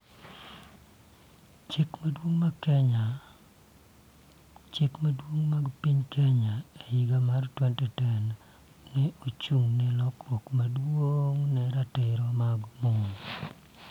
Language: Luo (Kenya and Tanzania)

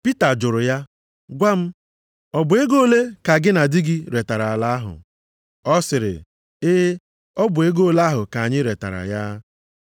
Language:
Igbo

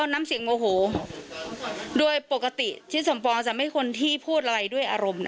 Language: Thai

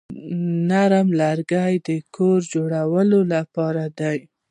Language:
Pashto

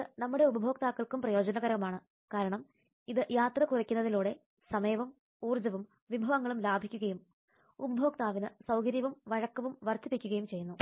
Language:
Malayalam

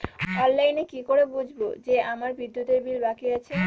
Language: Bangla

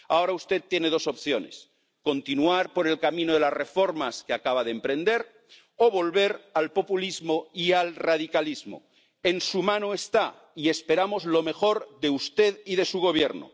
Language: Spanish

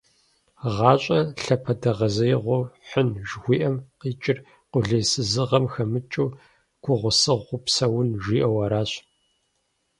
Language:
Kabardian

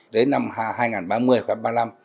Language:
Vietnamese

